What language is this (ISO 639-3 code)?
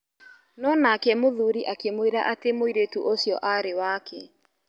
kik